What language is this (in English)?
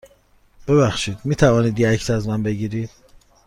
Persian